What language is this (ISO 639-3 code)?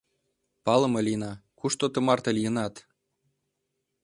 chm